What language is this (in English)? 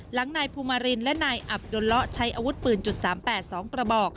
Thai